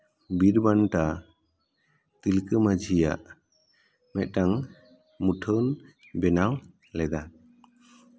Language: Santali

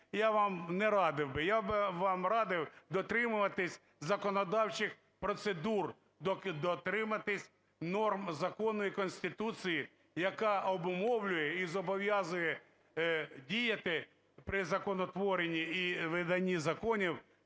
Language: Ukrainian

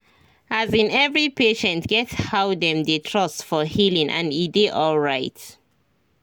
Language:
Nigerian Pidgin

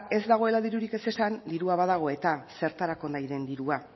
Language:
Basque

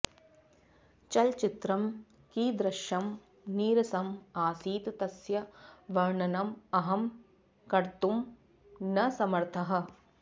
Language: Sanskrit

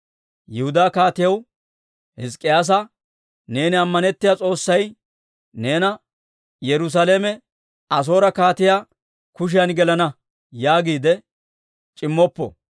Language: Dawro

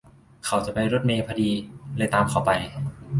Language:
Thai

